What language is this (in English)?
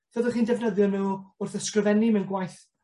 Welsh